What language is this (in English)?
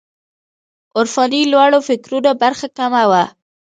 Pashto